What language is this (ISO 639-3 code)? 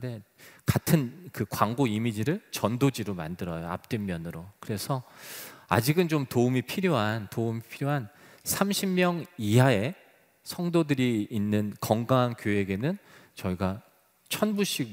kor